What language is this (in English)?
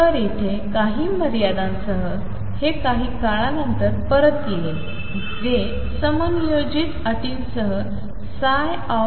Marathi